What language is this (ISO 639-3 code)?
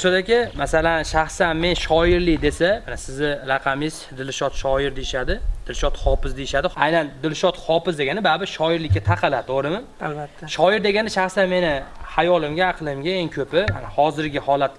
uzb